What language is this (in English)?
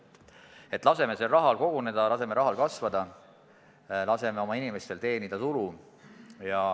Estonian